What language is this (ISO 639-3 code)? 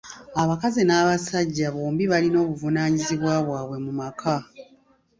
lug